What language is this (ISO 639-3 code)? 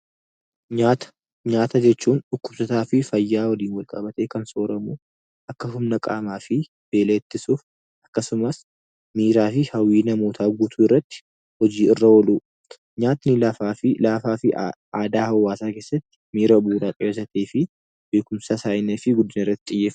orm